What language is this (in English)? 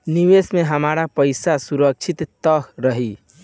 Bhojpuri